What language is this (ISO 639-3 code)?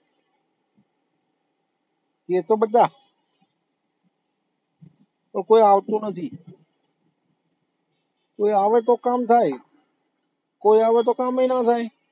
guj